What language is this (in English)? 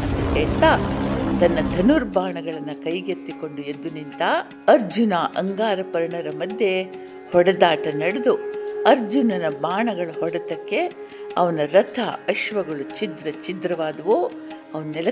Kannada